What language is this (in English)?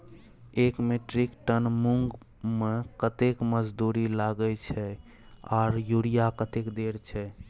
Maithili